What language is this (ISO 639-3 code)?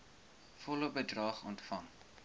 afr